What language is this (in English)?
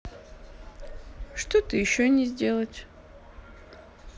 Russian